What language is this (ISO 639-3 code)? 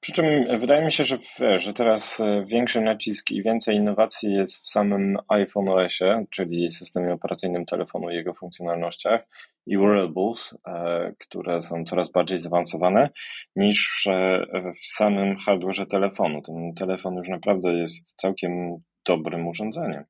pol